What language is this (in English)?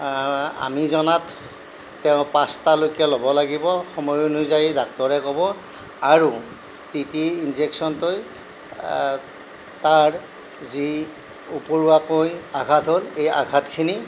Assamese